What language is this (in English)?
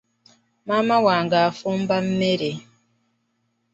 Ganda